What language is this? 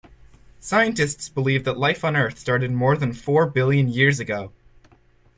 English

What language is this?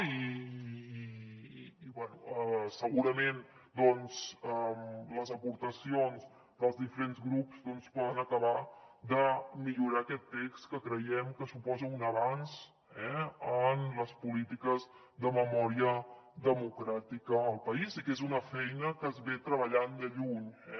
Catalan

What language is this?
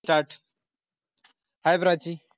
Marathi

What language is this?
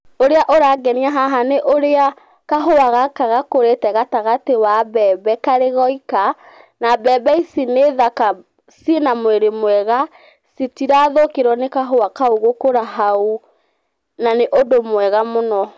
Kikuyu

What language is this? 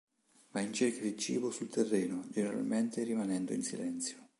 Italian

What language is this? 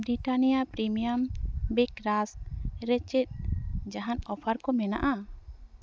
Santali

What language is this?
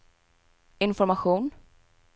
Swedish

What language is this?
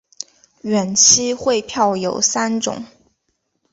Chinese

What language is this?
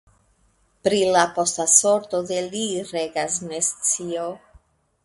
Esperanto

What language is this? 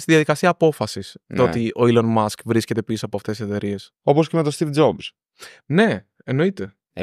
Greek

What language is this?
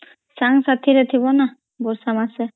Odia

